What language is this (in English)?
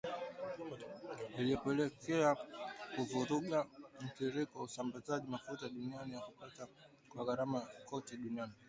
Swahili